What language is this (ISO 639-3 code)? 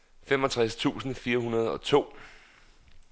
dan